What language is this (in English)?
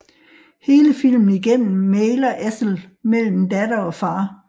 Danish